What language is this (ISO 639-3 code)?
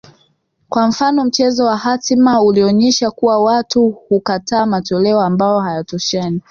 swa